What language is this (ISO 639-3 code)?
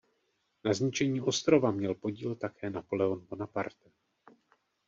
ces